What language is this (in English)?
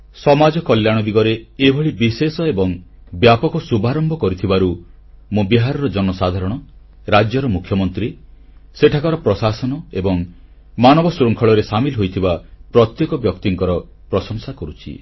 Odia